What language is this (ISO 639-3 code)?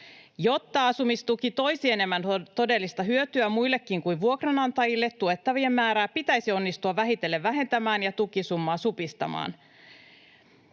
fin